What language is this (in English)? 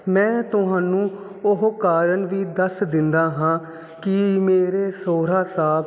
Punjabi